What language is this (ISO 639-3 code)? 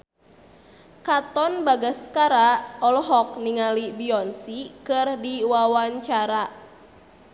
sun